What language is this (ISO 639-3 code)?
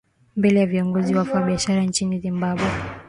swa